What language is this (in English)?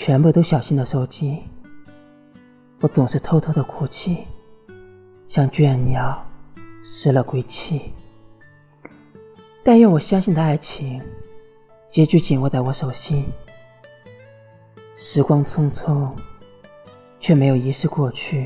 Chinese